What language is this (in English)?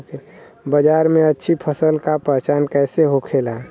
Bhojpuri